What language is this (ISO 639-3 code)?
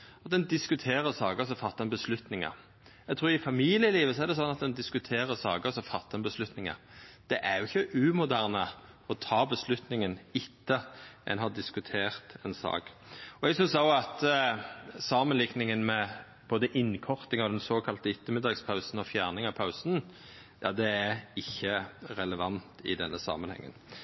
nno